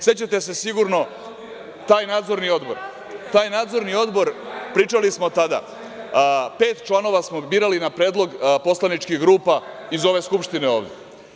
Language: Serbian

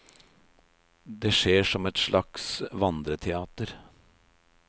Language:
Norwegian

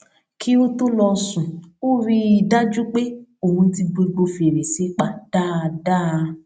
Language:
Yoruba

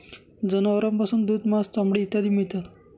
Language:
Marathi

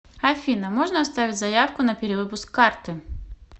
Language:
Russian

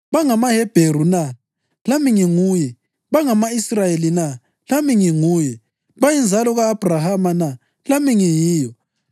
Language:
North Ndebele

